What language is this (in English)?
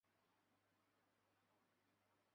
Chinese